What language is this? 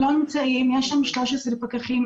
Hebrew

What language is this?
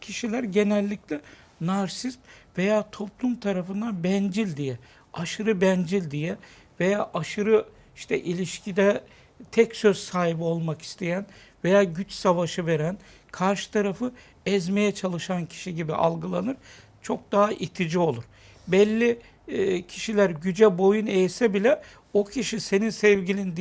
Turkish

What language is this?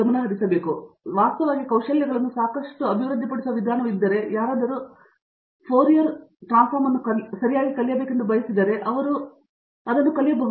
Kannada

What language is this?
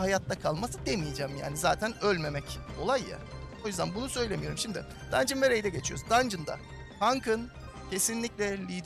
Turkish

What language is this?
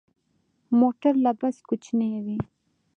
Pashto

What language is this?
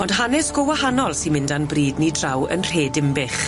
Welsh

